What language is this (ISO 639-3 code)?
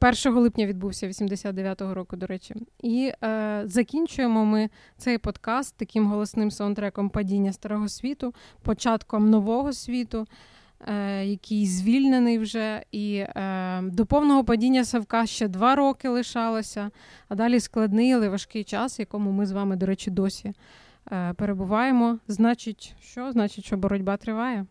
ukr